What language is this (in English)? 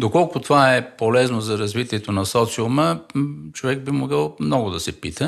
Bulgarian